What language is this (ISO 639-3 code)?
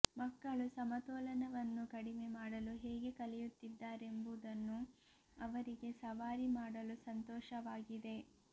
kan